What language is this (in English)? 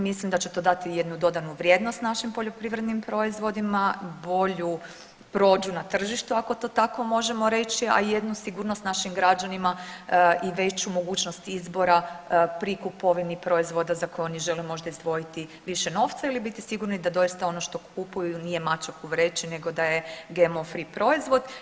Croatian